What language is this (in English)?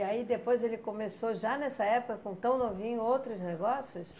Portuguese